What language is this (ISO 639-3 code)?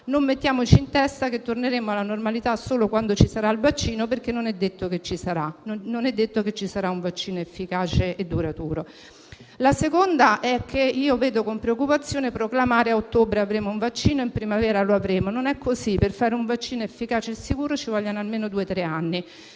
ita